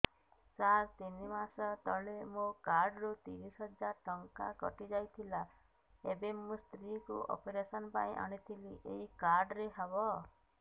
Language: Odia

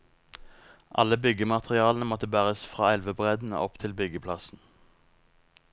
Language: Norwegian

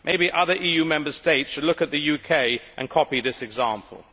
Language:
English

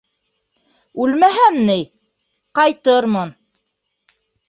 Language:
Bashkir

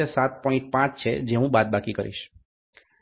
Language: Gujarati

